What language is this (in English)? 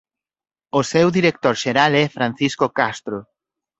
Galician